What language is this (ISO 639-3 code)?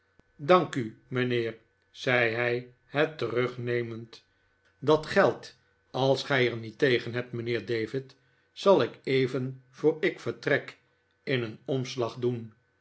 nld